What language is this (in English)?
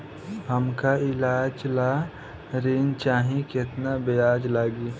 Bhojpuri